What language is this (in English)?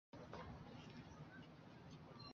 Chinese